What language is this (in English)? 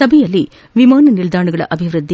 Kannada